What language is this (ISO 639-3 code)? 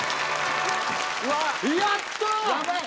jpn